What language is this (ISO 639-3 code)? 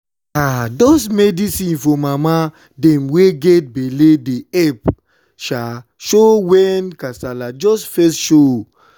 pcm